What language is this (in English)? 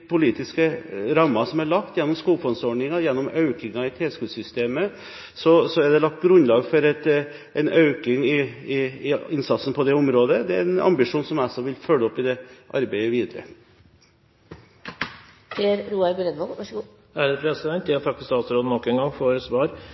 Norwegian Bokmål